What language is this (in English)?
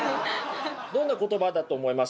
Japanese